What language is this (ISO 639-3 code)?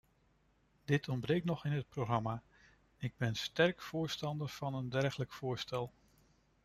nld